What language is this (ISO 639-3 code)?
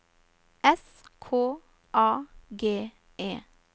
nor